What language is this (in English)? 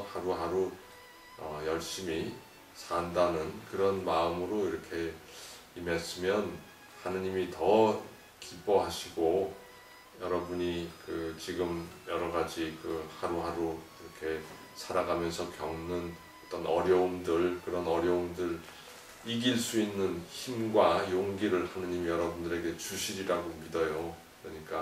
Korean